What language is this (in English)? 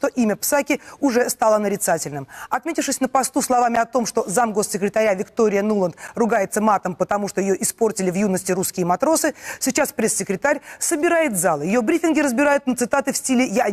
Russian